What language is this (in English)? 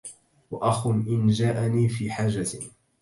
Arabic